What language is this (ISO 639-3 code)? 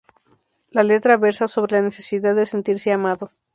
spa